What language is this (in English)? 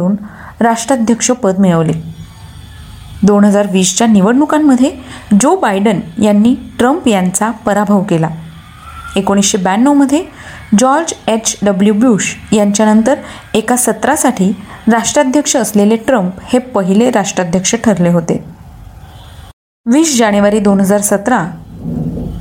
Marathi